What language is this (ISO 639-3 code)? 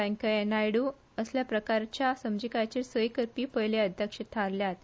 kok